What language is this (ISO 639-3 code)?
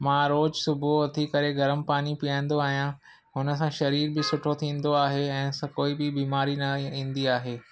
snd